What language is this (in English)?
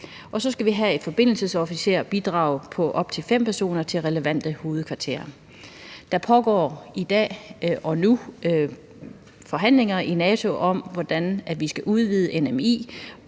Danish